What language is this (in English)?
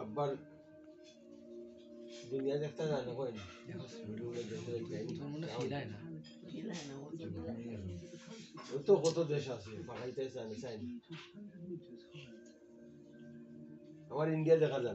Turkish